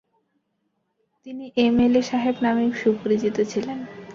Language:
Bangla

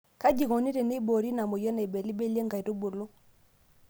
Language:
Masai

